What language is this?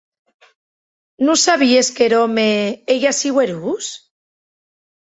Occitan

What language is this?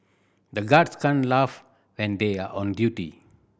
English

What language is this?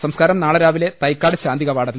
Malayalam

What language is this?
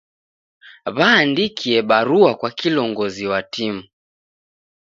Taita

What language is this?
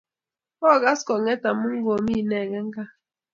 Kalenjin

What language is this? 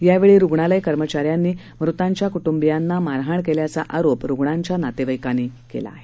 Marathi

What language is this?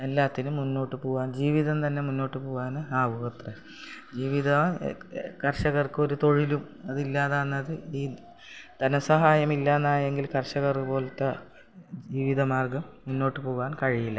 Malayalam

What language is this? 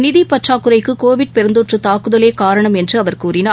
Tamil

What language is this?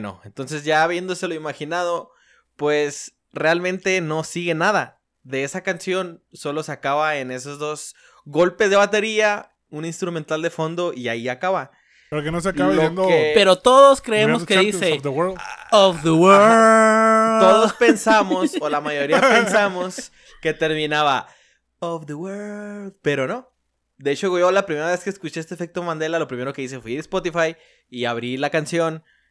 Spanish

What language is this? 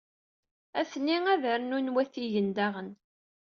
Kabyle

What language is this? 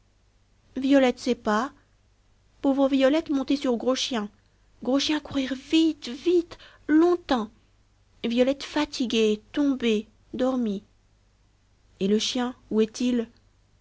French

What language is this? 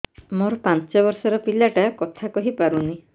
Odia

